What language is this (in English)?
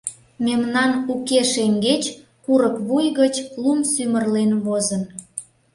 Mari